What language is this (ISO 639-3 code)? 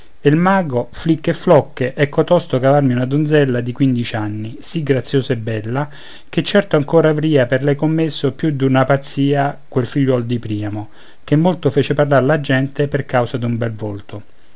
ita